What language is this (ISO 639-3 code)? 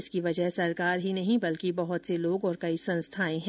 hin